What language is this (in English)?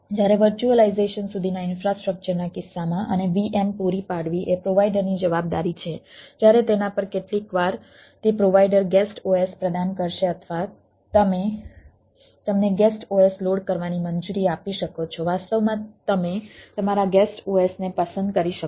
Gujarati